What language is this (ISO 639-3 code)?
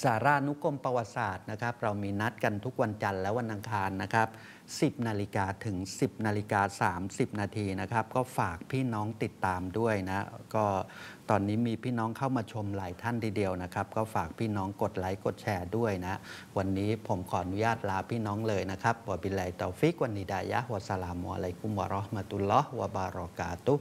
tha